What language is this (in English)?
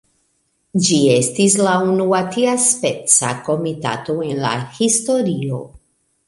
Esperanto